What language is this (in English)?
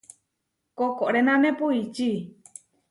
Huarijio